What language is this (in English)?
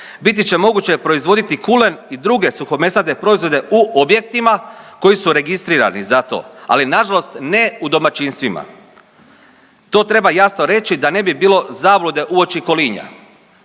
Croatian